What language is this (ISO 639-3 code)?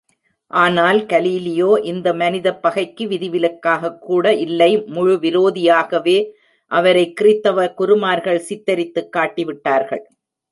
tam